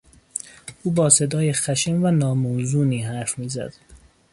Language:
Persian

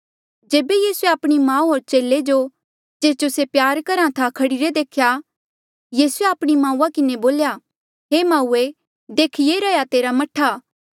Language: Mandeali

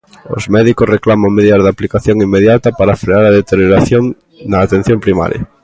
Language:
Galician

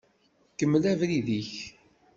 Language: Kabyle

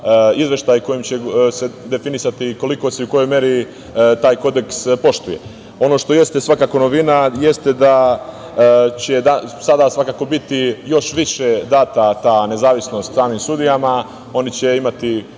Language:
Serbian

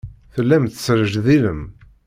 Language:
Kabyle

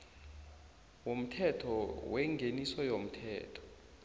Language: South Ndebele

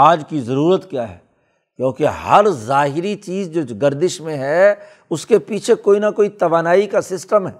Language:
Urdu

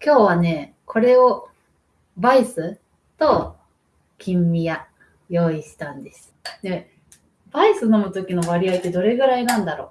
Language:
Japanese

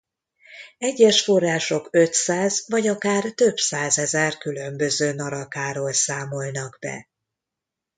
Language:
Hungarian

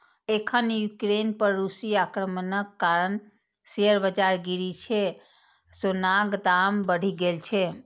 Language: Maithili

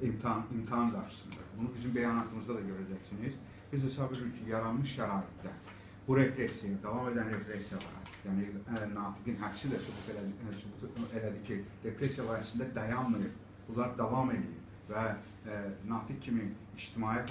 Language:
Turkish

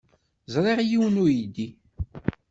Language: Kabyle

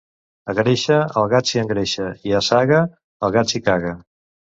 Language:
Catalan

